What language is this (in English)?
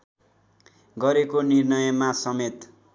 Nepali